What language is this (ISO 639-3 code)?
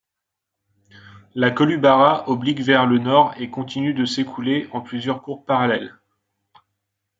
fra